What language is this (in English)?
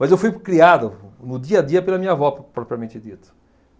Portuguese